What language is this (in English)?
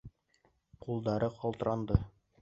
Bashkir